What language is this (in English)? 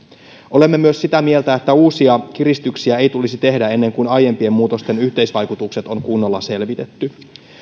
Finnish